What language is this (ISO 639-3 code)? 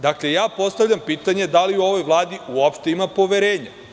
srp